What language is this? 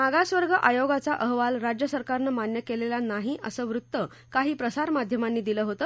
Marathi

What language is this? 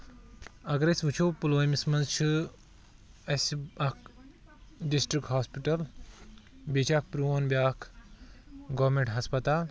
Kashmiri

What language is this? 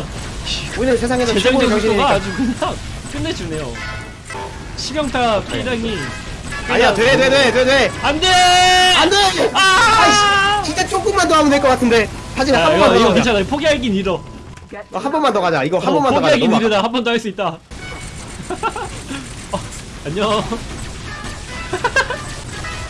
Korean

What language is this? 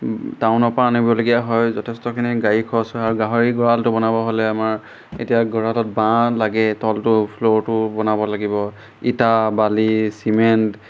Assamese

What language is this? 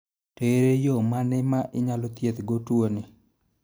Luo (Kenya and Tanzania)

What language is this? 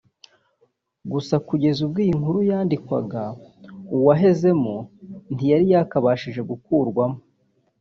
Kinyarwanda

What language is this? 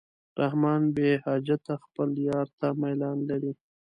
Pashto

